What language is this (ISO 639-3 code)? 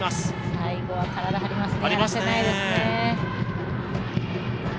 jpn